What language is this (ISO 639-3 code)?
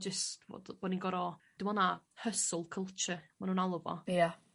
cym